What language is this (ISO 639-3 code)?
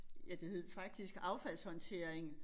dan